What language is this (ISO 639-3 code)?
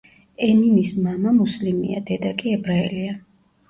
kat